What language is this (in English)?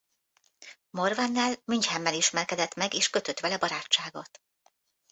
Hungarian